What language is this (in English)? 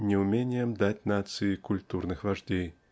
Russian